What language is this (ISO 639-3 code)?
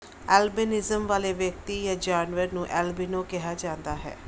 pan